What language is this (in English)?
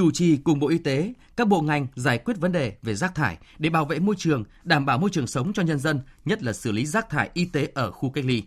Vietnamese